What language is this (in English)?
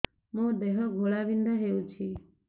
Odia